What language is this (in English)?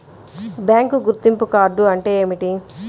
Telugu